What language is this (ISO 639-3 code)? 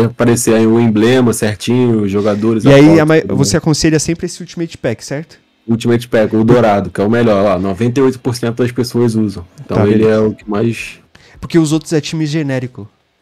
por